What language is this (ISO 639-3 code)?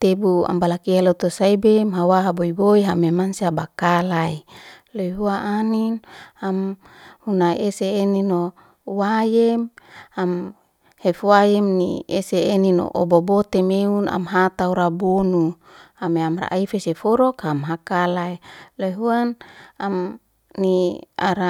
ste